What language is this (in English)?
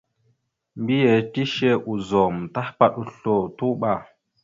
Mada (Cameroon)